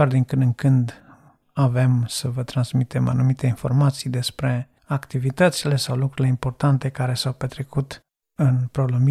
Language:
Romanian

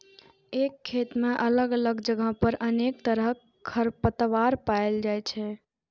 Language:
Maithili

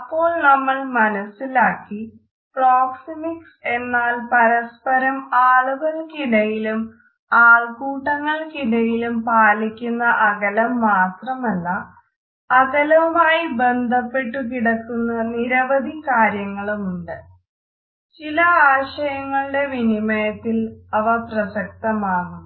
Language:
Malayalam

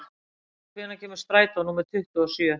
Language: Icelandic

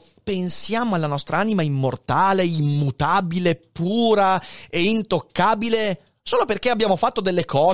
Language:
Italian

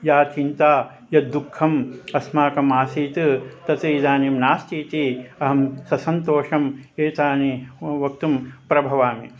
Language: Sanskrit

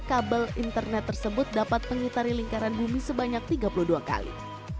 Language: Indonesian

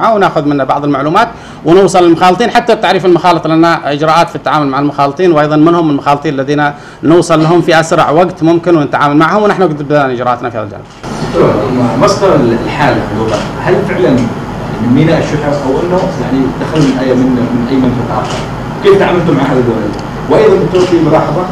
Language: Arabic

